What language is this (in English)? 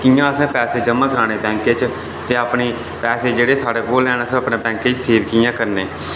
Dogri